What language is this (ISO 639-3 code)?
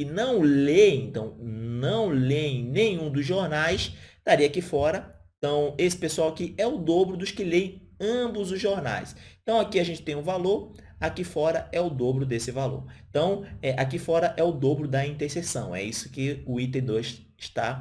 por